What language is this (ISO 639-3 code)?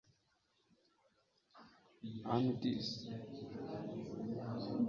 kin